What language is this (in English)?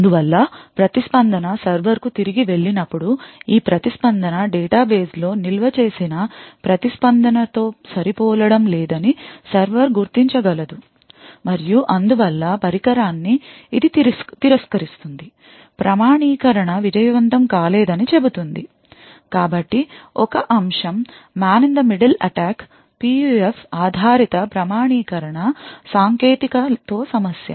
Telugu